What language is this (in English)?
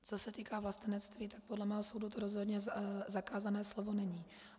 Czech